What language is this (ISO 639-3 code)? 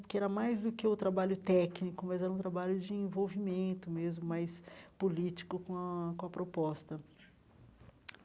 por